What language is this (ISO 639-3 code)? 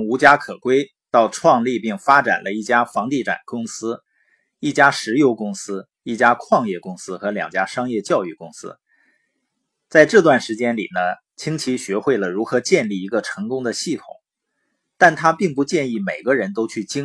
zho